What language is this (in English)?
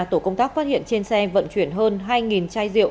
Vietnamese